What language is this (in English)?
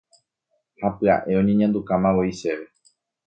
Guarani